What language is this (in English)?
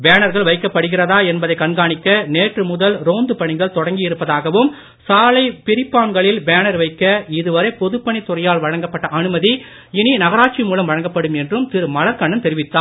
Tamil